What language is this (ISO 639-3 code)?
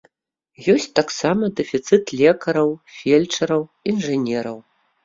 bel